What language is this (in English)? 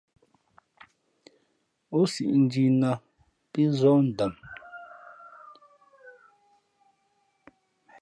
Fe'fe'